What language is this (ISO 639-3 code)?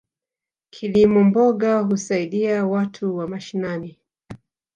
swa